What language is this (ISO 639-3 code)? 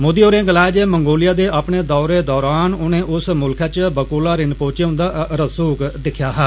doi